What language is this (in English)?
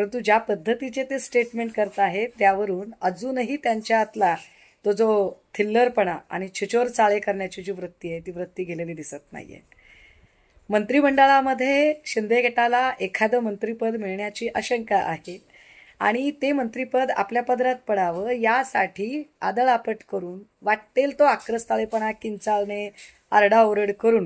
Marathi